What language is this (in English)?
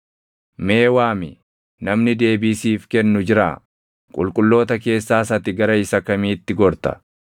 Oromo